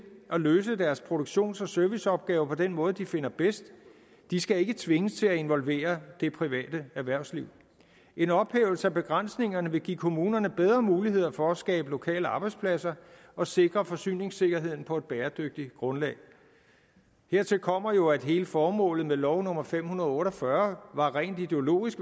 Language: Danish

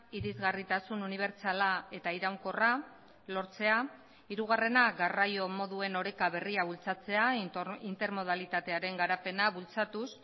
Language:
Basque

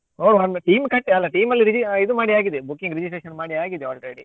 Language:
Kannada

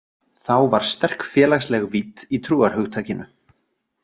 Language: Icelandic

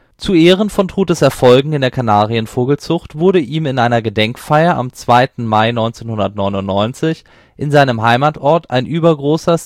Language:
German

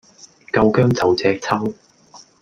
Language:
Cantonese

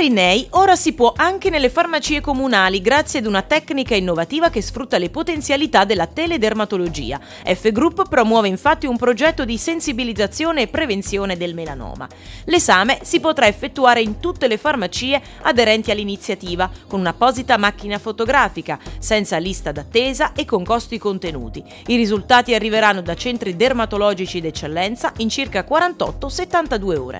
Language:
Italian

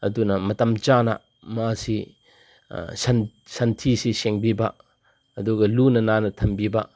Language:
Manipuri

